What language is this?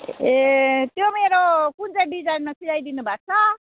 Nepali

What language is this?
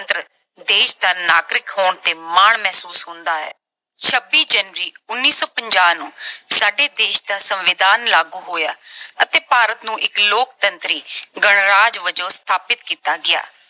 Punjabi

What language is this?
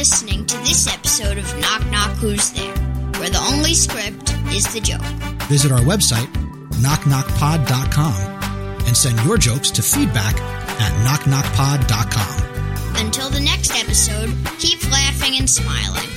English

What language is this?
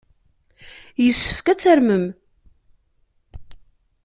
Kabyle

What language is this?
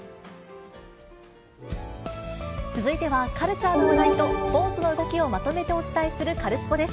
Japanese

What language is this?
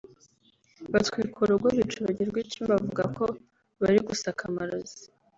Kinyarwanda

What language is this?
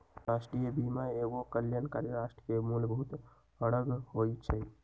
Magahi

